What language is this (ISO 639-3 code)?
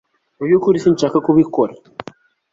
kin